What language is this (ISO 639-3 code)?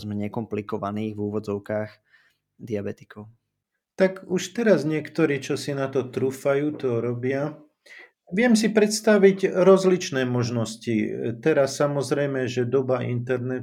slk